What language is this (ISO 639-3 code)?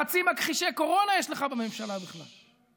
heb